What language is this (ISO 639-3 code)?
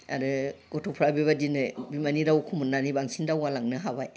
brx